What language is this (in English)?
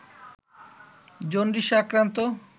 Bangla